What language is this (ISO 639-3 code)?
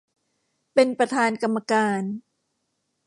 tha